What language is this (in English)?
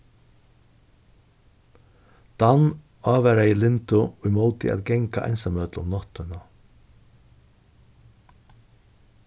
Faroese